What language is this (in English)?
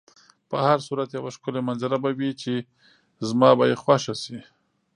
Pashto